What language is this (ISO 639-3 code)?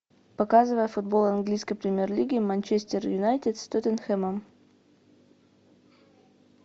rus